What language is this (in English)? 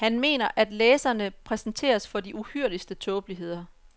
Danish